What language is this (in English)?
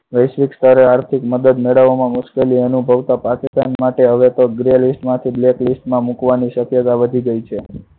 Gujarati